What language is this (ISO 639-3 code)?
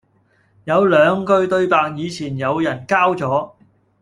yue